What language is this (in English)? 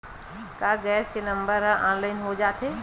Chhattisgarhi